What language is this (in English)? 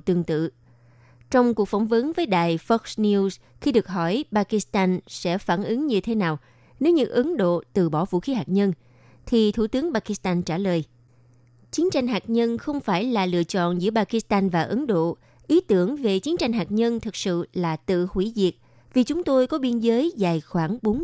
Vietnamese